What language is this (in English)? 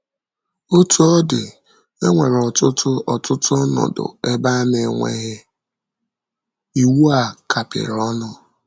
Igbo